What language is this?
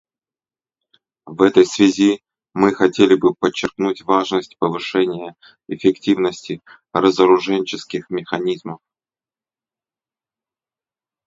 Russian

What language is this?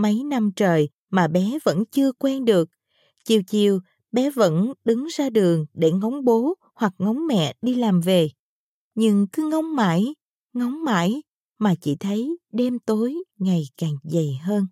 Vietnamese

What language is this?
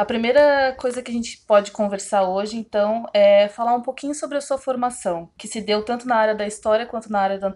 Portuguese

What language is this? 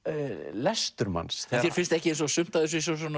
Icelandic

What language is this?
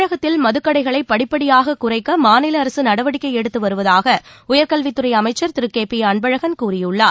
Tamil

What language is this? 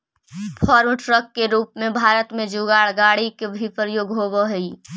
Magahi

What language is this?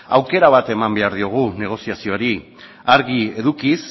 Basque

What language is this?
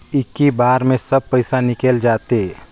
Chhattisgarhi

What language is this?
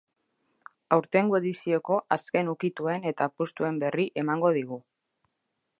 Basque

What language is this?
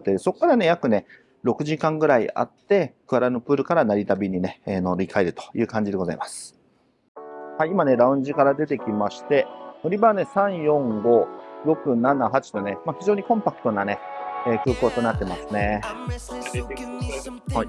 Japanese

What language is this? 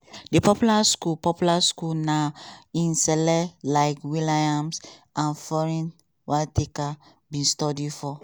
Nigerian Pidgin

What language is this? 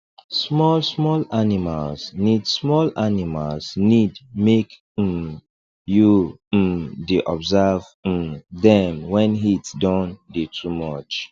Nigerian Pidgin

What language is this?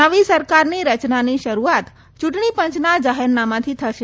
Gujarati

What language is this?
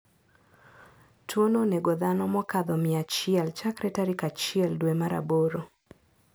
Luo (Kenya and Tanzania)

